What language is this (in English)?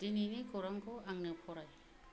Bodo